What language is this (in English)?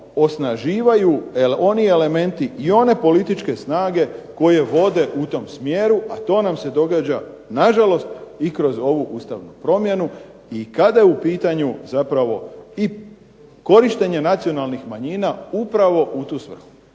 Croatian